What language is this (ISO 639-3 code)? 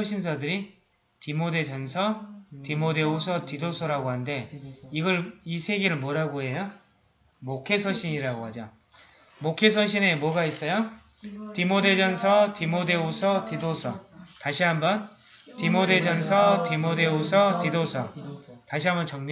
kor